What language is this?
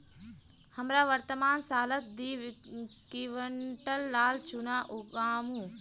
Magahi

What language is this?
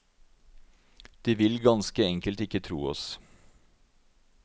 Norwegian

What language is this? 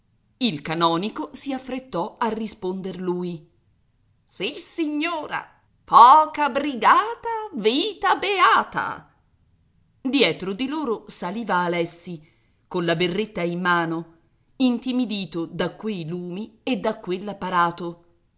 Italian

